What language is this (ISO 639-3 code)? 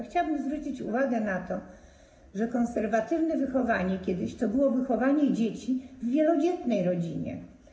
pol